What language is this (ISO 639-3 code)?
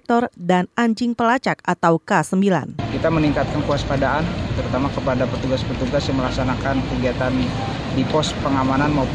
ind